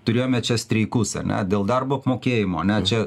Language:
Lithuanian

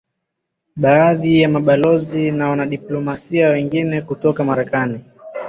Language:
Swahili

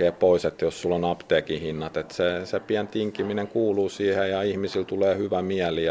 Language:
Finnish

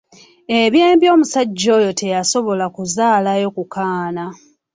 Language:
Ganda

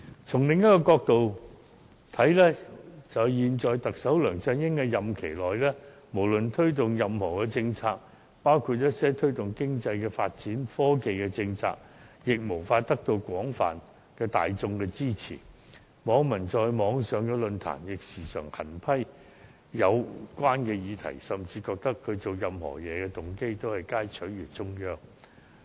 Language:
Cantonese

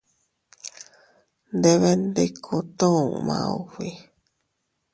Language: Teutila Cuicatec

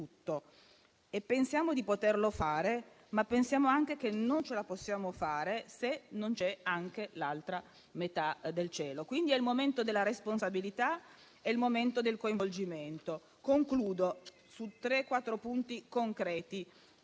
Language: Italian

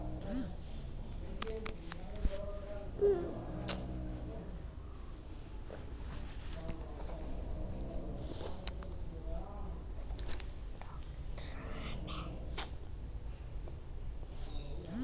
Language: Kannada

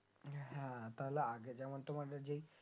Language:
Bangla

